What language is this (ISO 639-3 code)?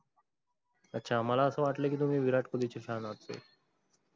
mar